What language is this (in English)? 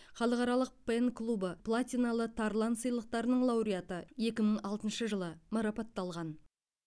Kazakh